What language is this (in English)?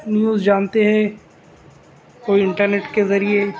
Urdu